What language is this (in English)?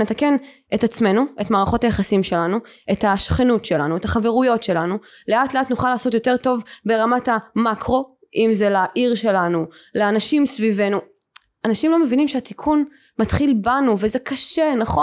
Hebrew